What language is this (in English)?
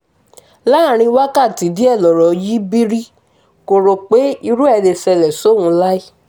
Yoruba